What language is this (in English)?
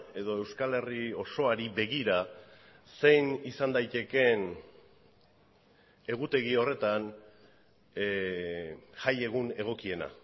Basque